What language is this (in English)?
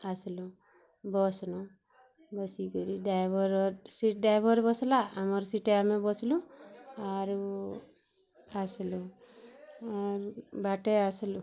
Odia